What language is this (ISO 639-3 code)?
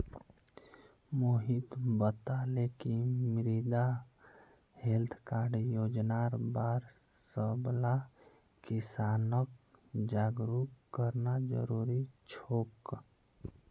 mag